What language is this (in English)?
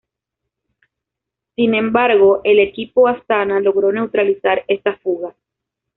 Spanish